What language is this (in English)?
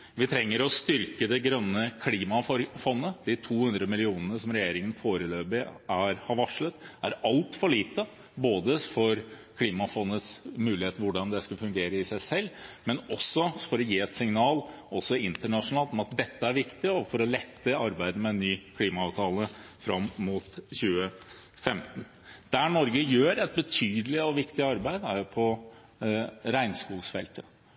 Norwegian Bokmål